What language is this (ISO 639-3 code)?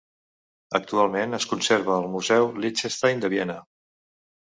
cat